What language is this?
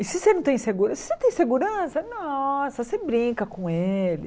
Portuguese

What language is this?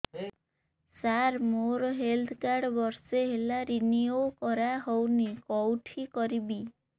Odia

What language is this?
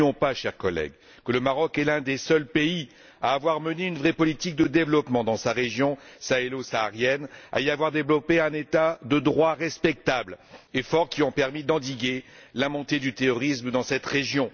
French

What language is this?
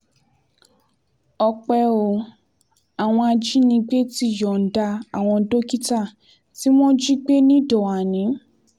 Yoruba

